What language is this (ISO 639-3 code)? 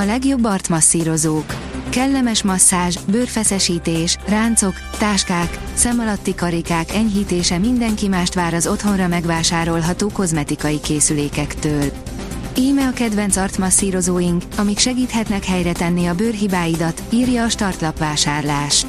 hun